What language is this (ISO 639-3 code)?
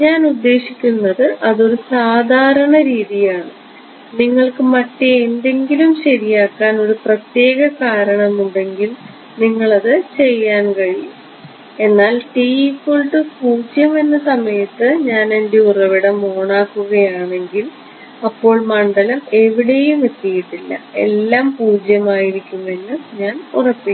mal